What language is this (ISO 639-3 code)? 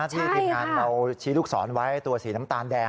tha